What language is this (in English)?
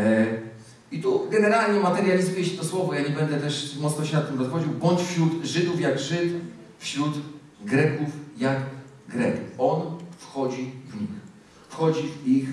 Polish